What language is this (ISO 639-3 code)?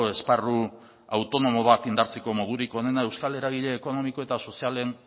eus